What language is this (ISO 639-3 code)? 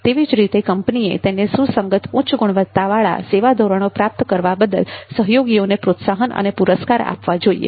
guj